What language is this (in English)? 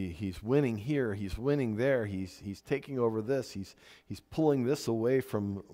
English